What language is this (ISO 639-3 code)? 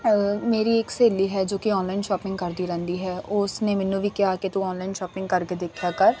pan